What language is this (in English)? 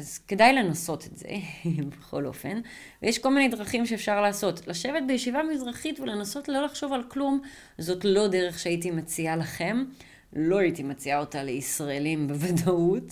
Hebrew